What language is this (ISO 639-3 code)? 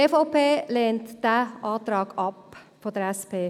gsw